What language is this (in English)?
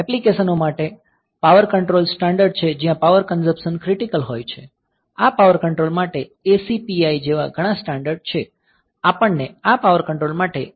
Gujarati